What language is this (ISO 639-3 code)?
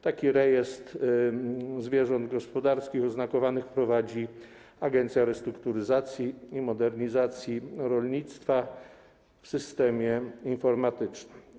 pol